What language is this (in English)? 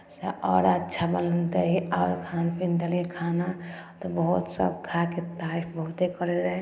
Maithili